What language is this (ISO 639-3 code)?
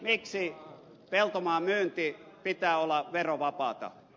fin